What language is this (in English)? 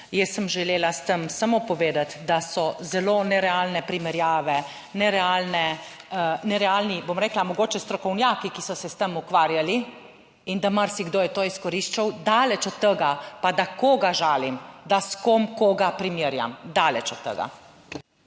Slovenian